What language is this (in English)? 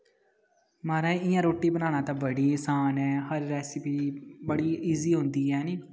Dogri